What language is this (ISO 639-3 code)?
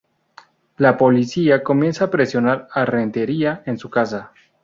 spa